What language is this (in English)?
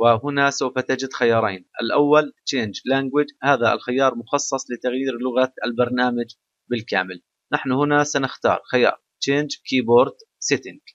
Arabic